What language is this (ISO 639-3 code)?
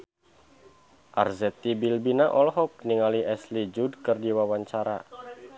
sun